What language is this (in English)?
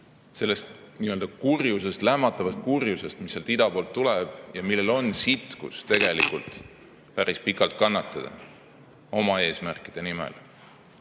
Estonian